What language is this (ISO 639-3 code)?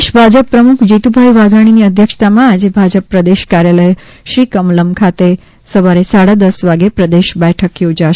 guj